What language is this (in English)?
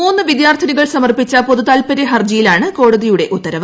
Malayalam